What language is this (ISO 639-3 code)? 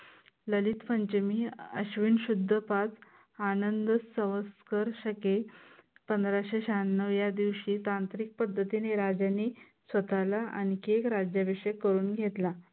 mar